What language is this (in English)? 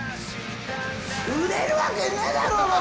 Japanese